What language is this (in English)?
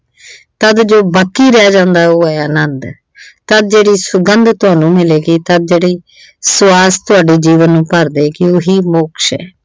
Punjabi